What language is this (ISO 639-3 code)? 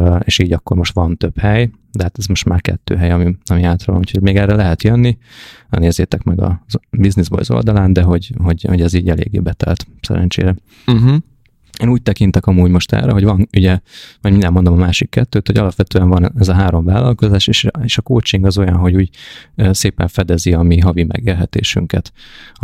hun